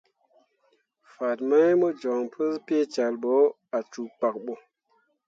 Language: Mundang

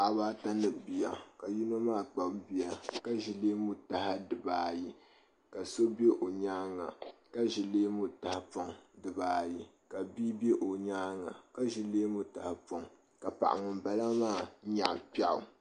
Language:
Dagbani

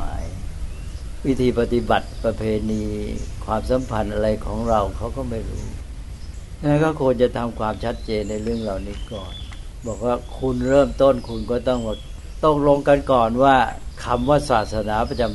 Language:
Thai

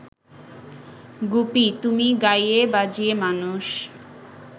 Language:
Bangla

